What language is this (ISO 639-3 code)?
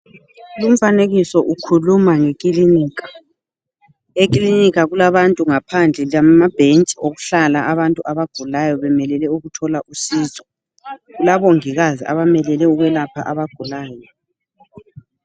nde